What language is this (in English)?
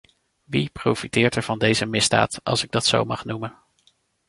Dutch